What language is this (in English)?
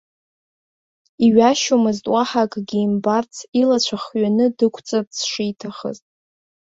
Abkhazian